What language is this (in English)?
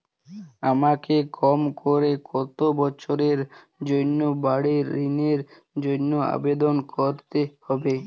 Bangla